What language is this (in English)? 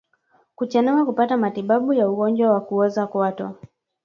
Swahili